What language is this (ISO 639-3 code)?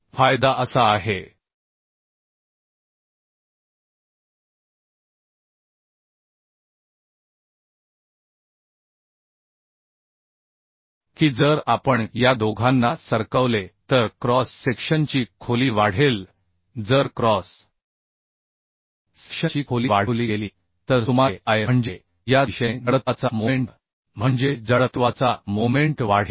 mar